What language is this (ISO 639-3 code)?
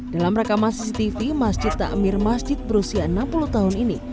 ind